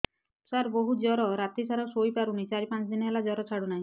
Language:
Odia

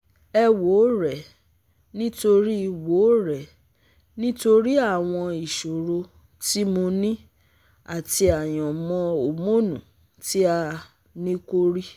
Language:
Yoruba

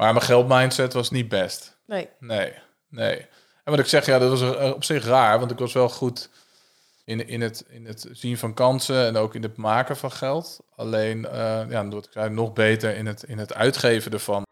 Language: Dutch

